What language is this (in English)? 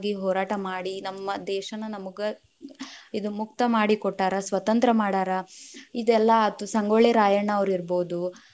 Kannada